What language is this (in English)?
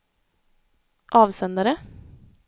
Swedish